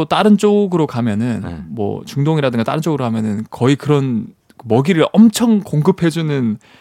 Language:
Korean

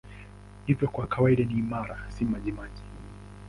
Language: Swahili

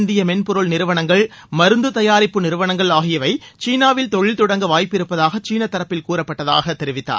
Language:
Tamil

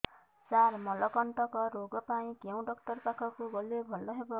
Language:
Odia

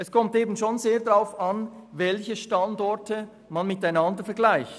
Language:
Swiss German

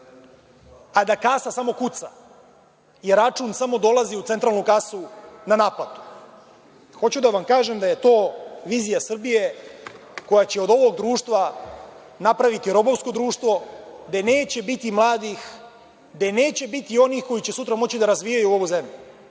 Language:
Serbian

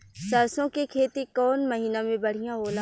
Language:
Bhojpuri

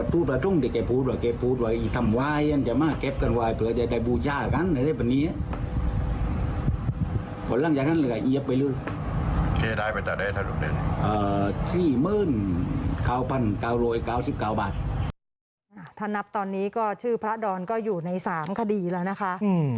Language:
Thai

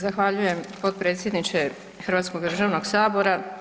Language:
Croatian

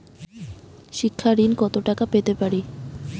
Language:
Bangla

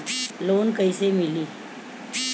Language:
Bhojpuri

